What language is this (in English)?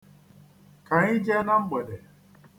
Igbo